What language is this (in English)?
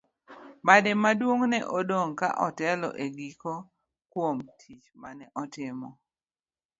Luo (Kenya and Tanzania)